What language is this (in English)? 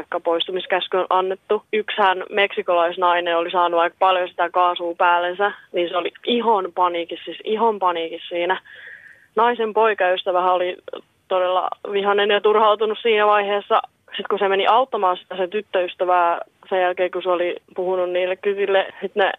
Finnish